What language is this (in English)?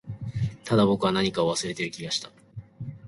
Japanese